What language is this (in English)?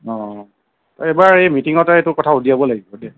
Assamese